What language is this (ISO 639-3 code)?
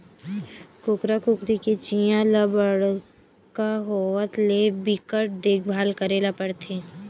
hne